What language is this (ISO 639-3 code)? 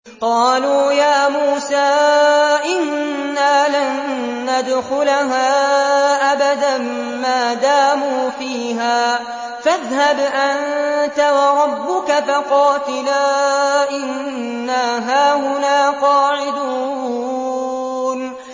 ara